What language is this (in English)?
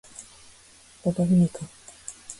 Japanese